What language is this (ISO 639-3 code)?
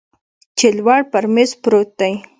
pus